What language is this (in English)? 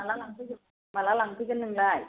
Bodo